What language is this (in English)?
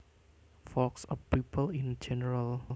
Javanese